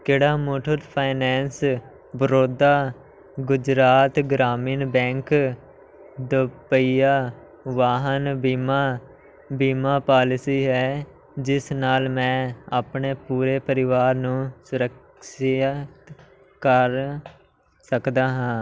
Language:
Punjabi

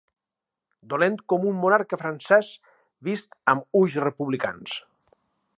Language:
Catalan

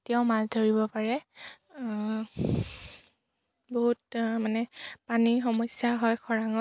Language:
Assamese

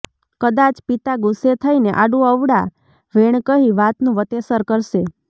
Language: Gujarati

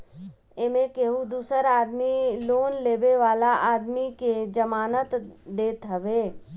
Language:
Bhojpuri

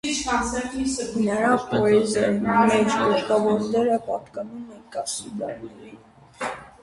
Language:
Armenian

